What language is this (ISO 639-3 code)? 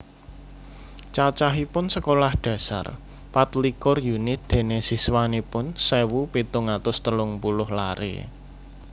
jav